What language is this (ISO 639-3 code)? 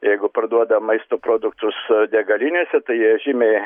lit